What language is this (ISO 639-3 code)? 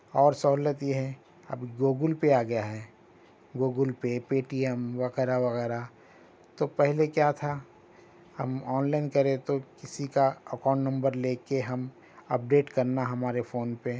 urd